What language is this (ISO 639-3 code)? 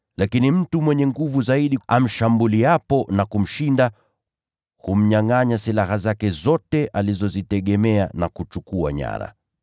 swa